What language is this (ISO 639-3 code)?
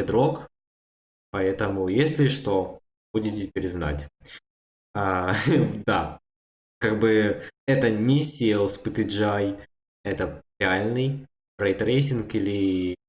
rus